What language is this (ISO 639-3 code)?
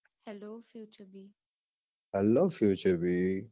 guj